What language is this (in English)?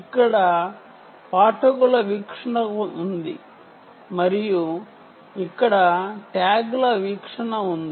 Telugu